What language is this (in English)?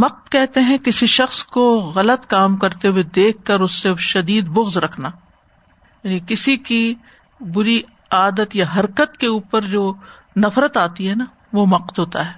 Urdu